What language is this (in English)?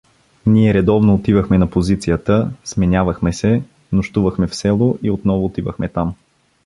Bulgarian